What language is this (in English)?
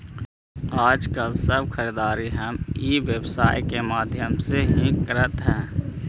Magahi